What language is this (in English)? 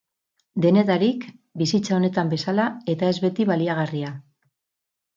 Basque